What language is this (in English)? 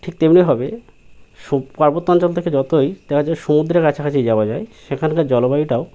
Bangla